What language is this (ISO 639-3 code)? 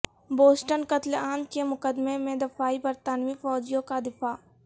urd